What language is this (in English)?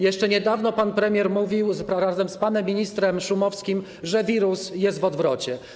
Polish